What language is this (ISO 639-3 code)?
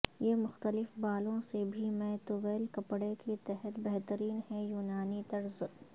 urd